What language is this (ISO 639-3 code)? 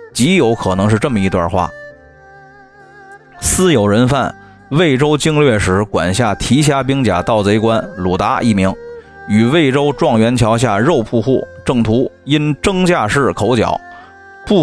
zho